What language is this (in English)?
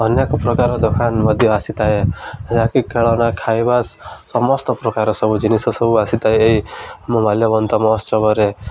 Odia